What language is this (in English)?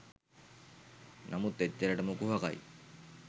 Sinhala